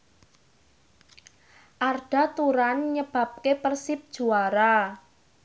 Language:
Javanese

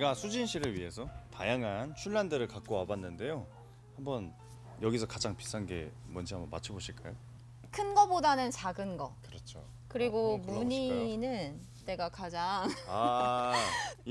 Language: Korean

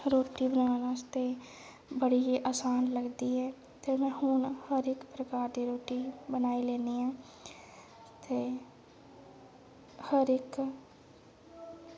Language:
Dogri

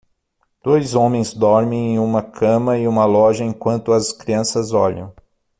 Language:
Portuguese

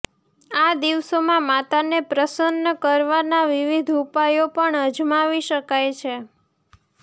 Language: Gujarati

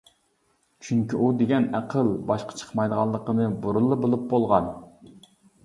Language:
Uyghur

